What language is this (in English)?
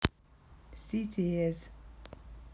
Russian